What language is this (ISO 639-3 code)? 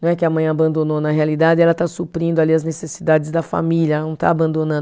por